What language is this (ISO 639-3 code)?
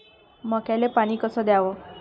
mar